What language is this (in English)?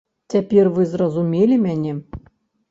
Belarusian